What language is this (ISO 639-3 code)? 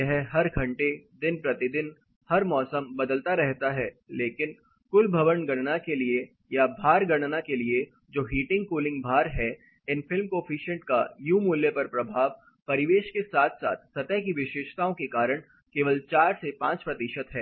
hin